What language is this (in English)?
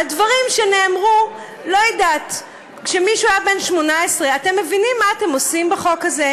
Hebrew